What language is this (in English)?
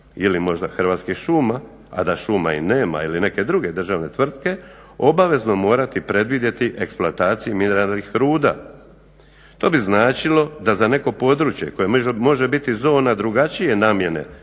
Croatian